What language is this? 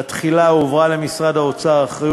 Hebrew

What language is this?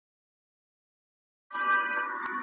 Pashto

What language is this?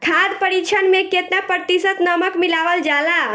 Bhojpuri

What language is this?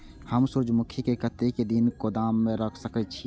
Maithili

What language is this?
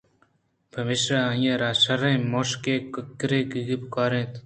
Eastern Balochi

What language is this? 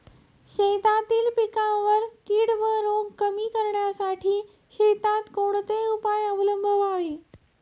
Marathi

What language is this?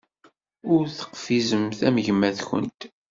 Kabyle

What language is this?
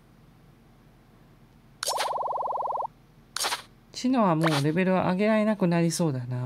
Japanese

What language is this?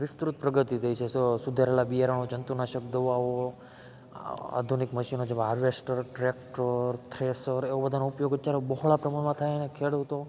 Gujarati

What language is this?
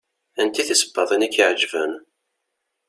Kabyle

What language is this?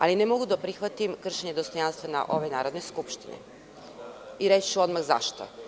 Serbian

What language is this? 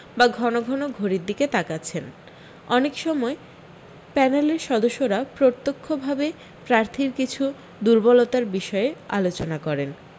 Bangla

